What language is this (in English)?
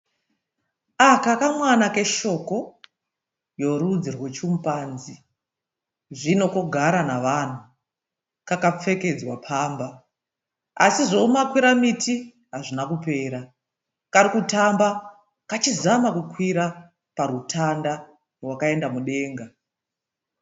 Shona